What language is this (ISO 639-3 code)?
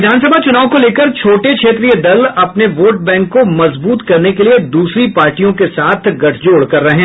hin